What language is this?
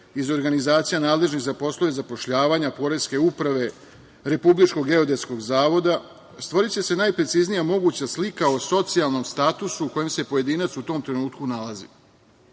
Serbian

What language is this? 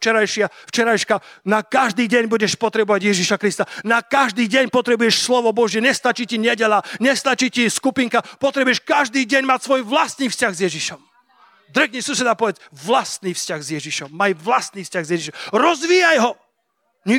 Slovak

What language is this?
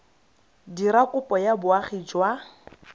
Tswana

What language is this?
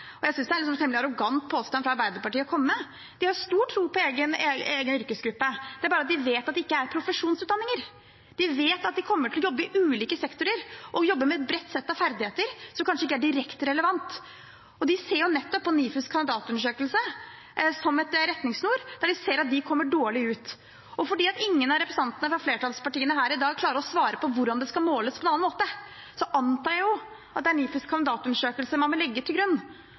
Norwegian Bokmål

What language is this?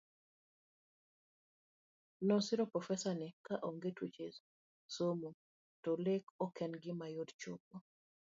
Luo (Kenya and Tanzania)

